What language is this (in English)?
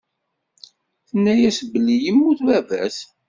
Kabyle